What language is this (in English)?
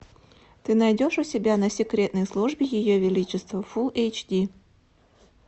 Russian